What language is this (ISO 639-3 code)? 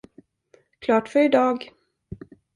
swe